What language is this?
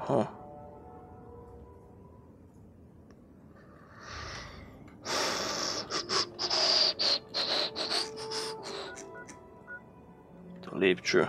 Hungarian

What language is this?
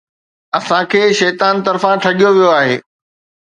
Sindhi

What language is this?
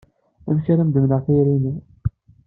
Kabyle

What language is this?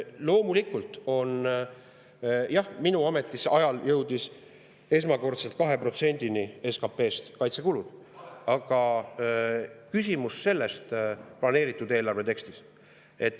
Estonian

